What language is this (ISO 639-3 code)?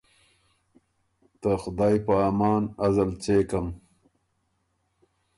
oru